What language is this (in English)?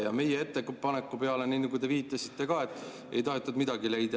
Estonian